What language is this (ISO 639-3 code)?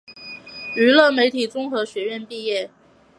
zho